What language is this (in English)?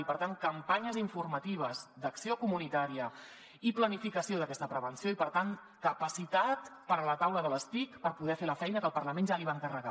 Catalan